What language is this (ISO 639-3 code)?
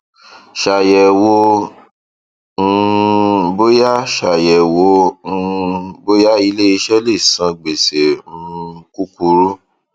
yor